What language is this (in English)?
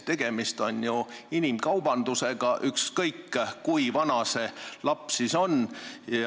Estonian